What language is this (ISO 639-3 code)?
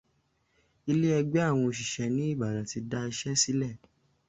yor